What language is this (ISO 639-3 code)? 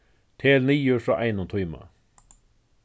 fao